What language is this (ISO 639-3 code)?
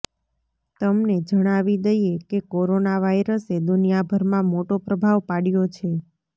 guj